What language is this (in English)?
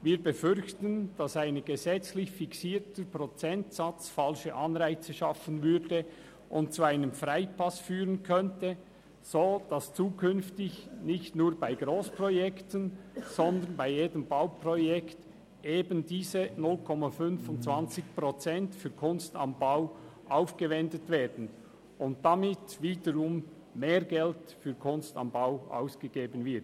Swiss German